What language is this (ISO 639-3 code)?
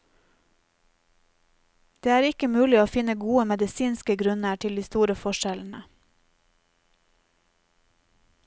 nor